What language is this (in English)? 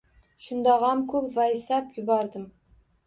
Uzbek